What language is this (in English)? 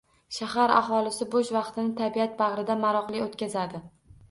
Uzbek